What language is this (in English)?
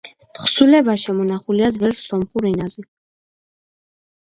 Georgian